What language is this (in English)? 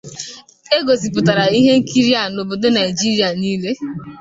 Igbo